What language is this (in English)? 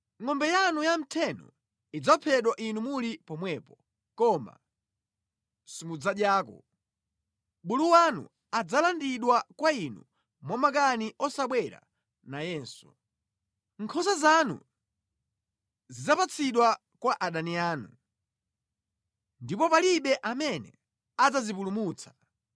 Nyanja